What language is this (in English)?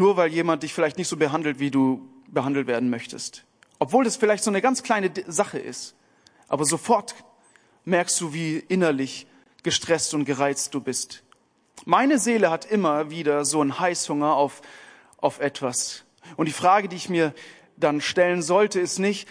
German